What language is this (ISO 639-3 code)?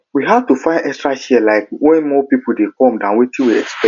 pcm